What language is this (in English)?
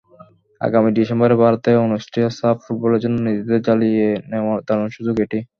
Bangla